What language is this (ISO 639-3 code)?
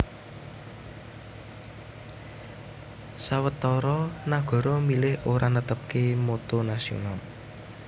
jav